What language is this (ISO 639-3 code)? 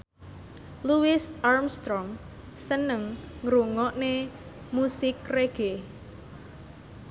jav